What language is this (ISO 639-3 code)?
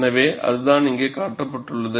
tam